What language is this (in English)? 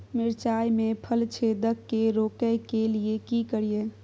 Maithili